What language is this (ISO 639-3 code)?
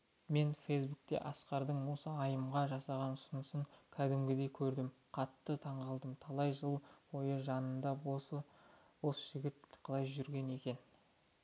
kaz